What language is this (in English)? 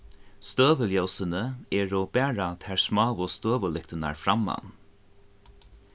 Faroese